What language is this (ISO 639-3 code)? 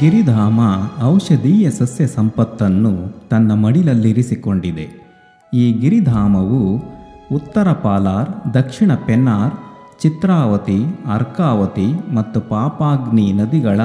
kan